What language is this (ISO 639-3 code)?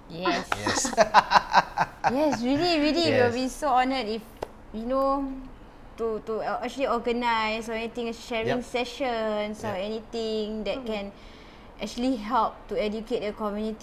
msa